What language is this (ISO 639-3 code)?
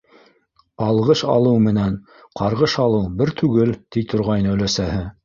bak